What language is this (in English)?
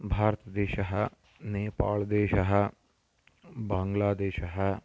Sanskrit